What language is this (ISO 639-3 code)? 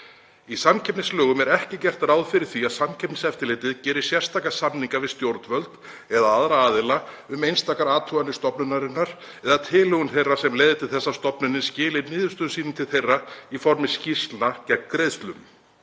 isl